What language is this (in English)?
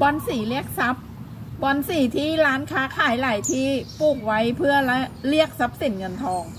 Thai